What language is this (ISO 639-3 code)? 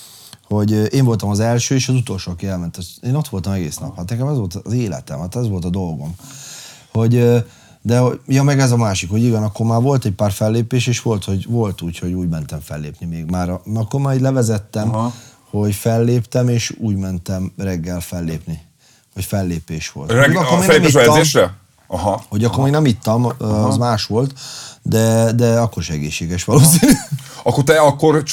hun